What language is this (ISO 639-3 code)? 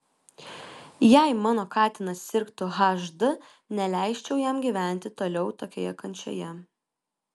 lit